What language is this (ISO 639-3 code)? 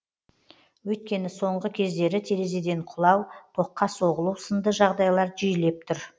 kaz